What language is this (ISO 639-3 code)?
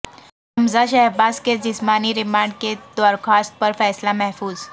urd